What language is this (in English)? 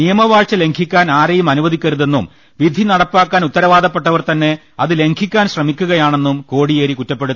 Malayalam